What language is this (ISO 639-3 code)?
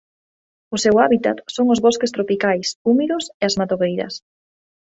glg